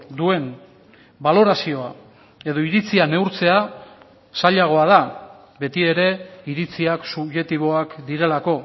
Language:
Basque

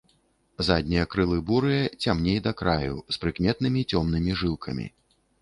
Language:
Belarusian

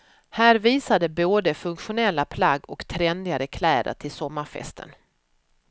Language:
Swedish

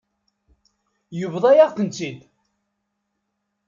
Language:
Kabyle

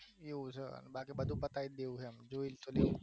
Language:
Gujarati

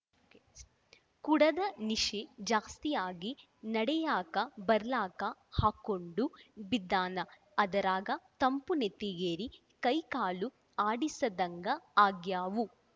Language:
Kannada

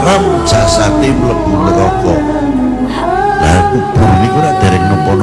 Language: Indonesian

